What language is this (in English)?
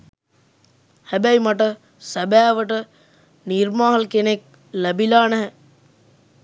Sinhala